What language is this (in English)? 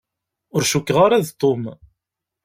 Kabyle